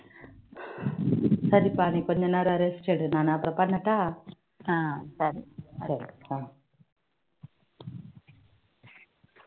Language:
Tamil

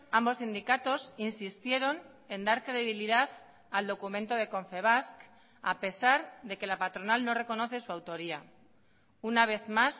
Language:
Spanish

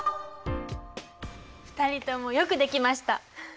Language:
Japanese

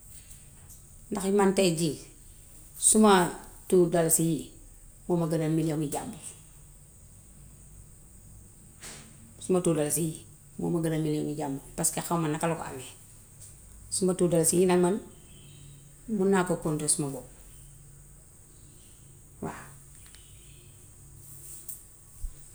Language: Gambian Wolof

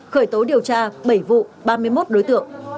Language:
Vietnamese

